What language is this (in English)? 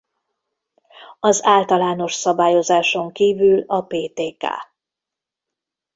Hungarian